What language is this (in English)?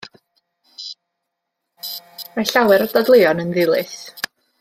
Welsh